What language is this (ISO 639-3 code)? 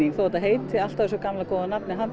isl